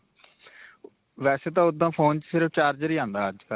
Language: Punjabi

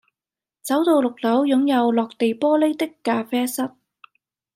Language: Cantonese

